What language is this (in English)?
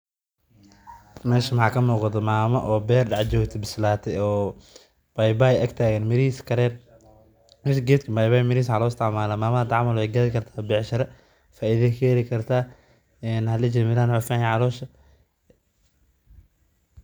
Somali